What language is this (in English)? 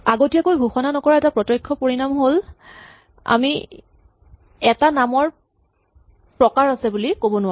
Assamese